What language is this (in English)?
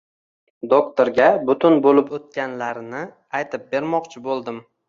Uzbek